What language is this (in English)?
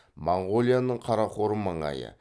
Kazakh